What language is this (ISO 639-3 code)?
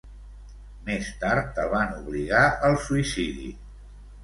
cat